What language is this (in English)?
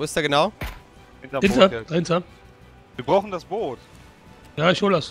German